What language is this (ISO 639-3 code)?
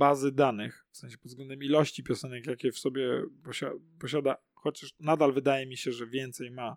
pol